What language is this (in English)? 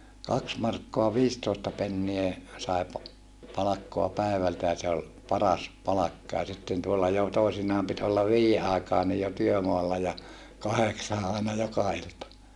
Finnish